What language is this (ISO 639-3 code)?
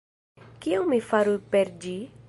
epo